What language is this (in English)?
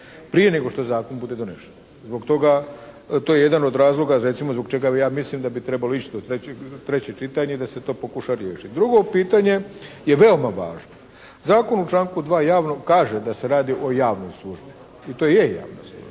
Croatian